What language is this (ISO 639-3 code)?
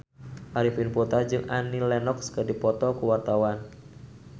sun